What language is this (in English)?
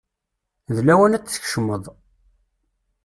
Kabyle